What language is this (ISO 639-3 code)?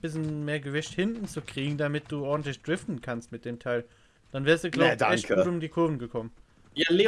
deu